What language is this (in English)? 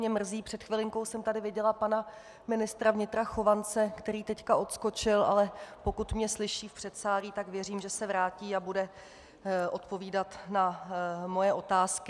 Czech